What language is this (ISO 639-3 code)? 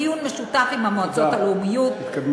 heb